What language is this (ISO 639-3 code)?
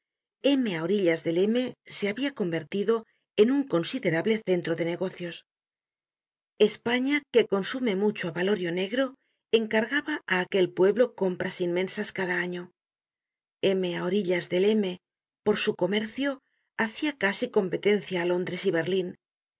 spa